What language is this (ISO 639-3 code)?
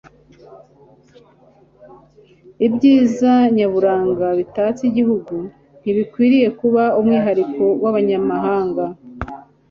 kin